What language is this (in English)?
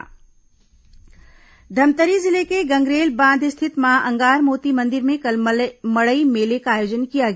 Hindi